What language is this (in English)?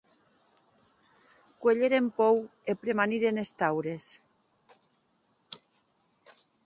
Occitan